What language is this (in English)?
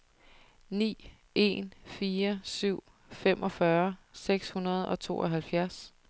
Danish